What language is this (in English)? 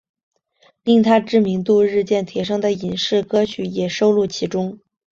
Chinese